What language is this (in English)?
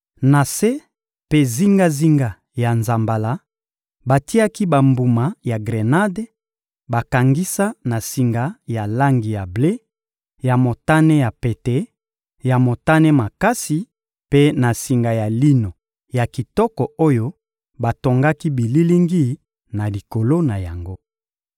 Lingala